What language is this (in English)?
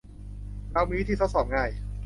Thai